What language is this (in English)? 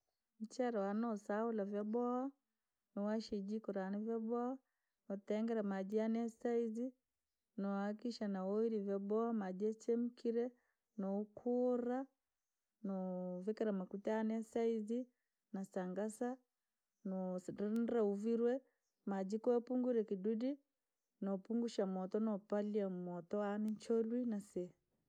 Langi